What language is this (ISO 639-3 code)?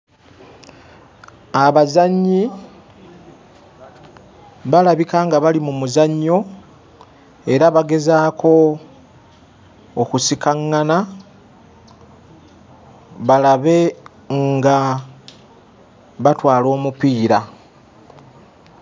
lug